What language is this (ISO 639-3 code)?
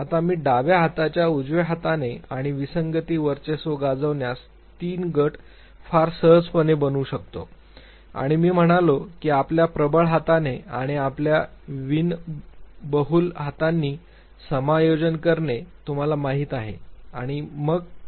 mar